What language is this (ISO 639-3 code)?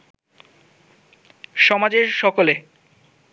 ben